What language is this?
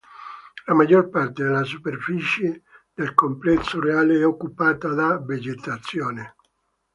Italian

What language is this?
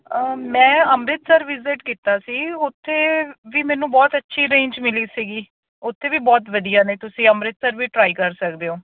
Punjabi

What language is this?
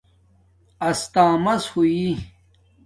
Domaaki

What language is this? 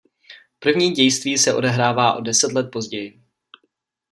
Czech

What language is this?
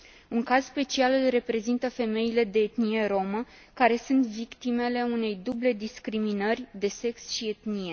Romanian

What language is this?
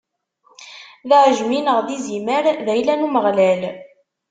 Kabyle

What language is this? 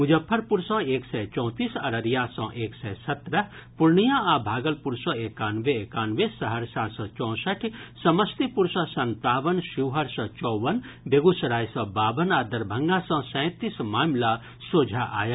Maithili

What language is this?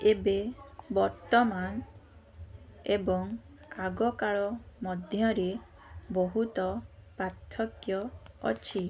Odia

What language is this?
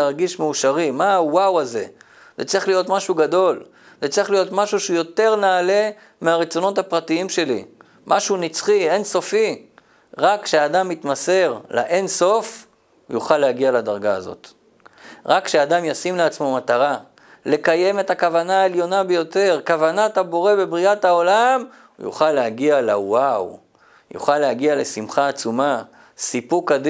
Hebrew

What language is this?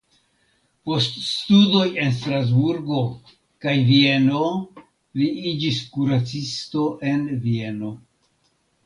Esperanto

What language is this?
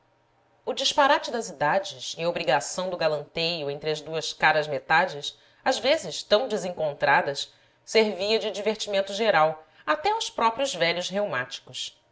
Portuguese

